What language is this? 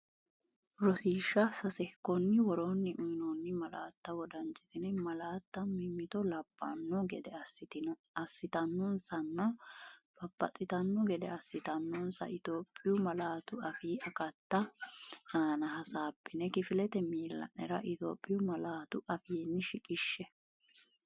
Sidamo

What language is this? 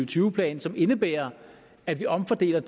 Danish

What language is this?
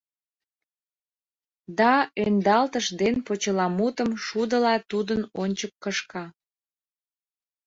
Mari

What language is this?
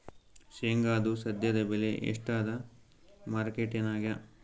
Kannada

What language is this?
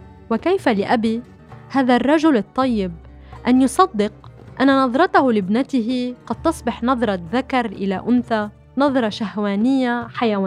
Arabic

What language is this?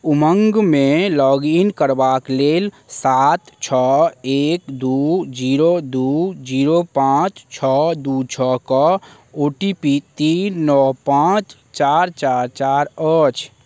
Maithili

